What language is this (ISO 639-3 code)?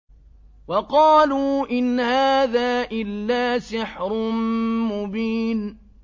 ara